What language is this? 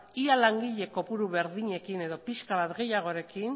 Basque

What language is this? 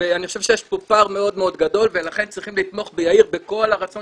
Hebrew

